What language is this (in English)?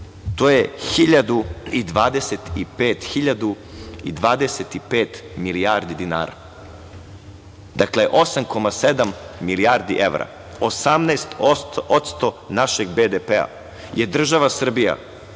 Serbian